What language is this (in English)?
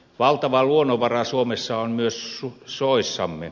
Finnish